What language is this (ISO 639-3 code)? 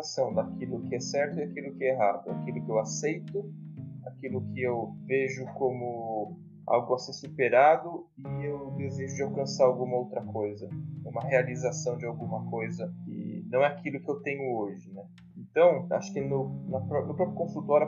por